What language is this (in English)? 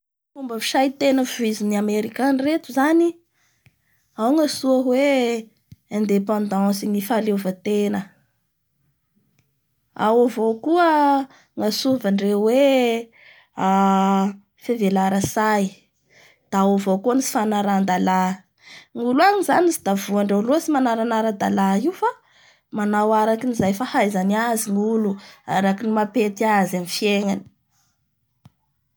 Bara Malagasy